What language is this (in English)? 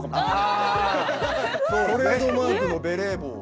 Japanese